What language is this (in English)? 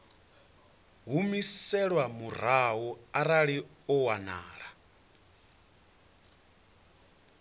Venda